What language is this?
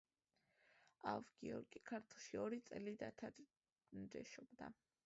Georgian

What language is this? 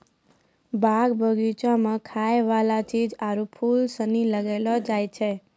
Maithili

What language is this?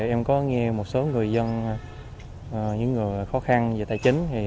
Vietnamese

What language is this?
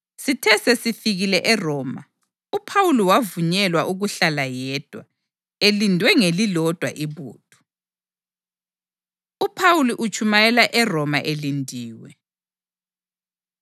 North Ndebele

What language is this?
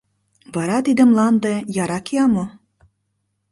Mari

